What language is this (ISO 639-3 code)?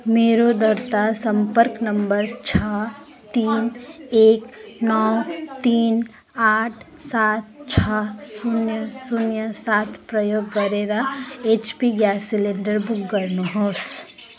nep